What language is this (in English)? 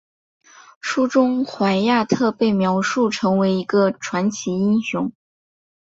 Chinese